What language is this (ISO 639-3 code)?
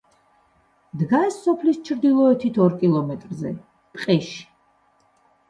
kat